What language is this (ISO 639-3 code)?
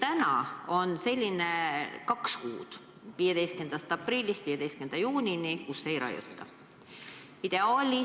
est